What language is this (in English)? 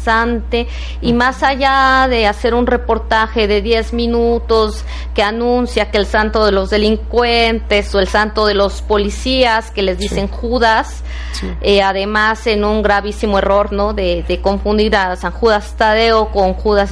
Spanish